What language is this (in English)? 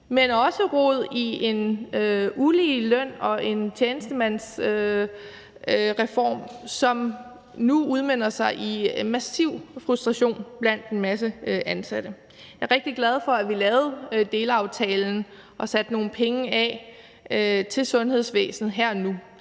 Danish